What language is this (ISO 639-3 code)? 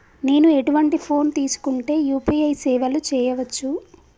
tel